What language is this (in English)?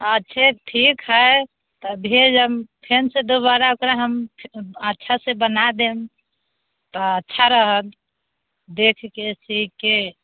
Maithili